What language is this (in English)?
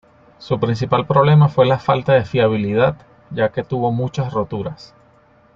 Spanish